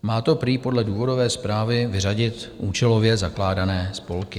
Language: Czech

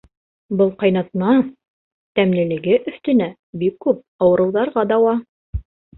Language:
Bashkir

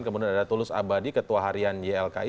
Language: Indonesian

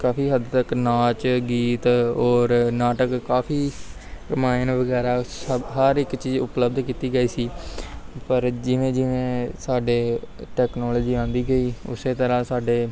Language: Punjabi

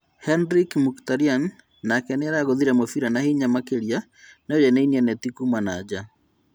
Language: Kikuyu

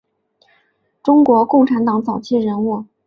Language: Chinese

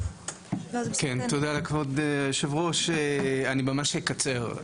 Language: Hebrew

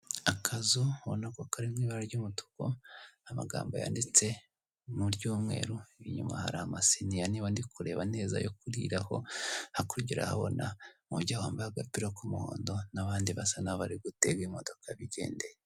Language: Kinyarwanda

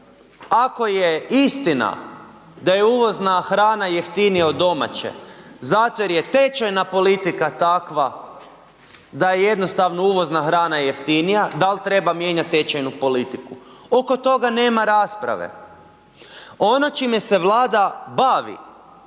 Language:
Croatian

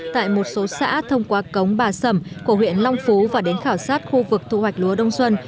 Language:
Vietnamese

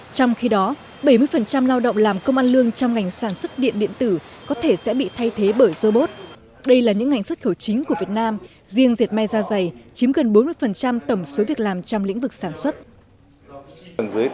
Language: Vietnamese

